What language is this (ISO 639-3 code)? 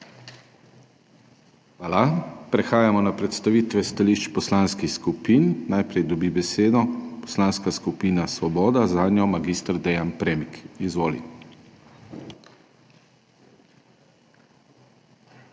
slv